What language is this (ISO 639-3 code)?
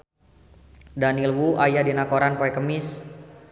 sun